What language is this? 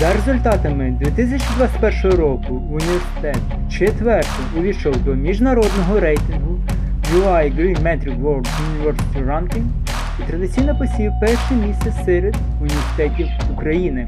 Ukrainian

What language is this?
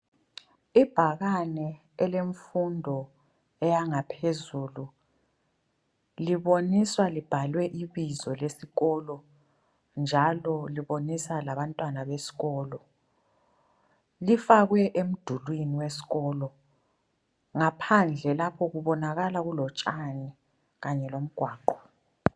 North Ndebele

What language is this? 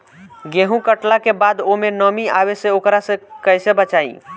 Bhojpuri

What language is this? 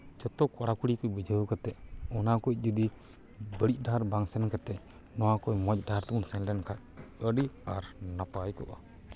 Santali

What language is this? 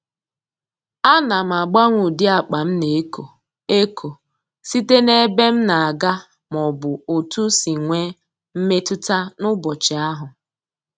Igbo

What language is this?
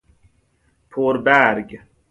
Persian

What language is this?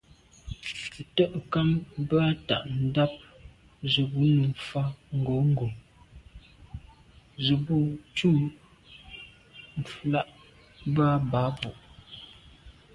Medumba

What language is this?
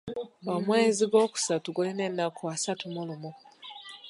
Ganda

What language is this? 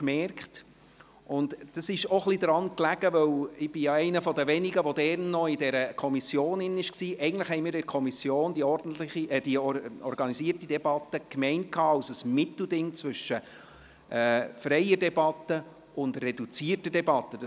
Swiss German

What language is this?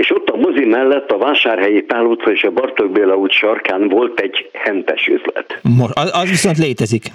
Hungarian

